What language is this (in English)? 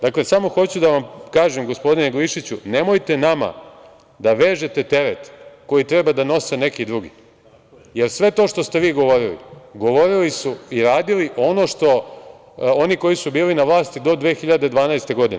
Serbian